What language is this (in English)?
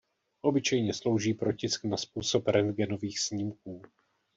Czech